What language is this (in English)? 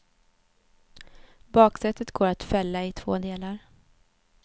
Swedish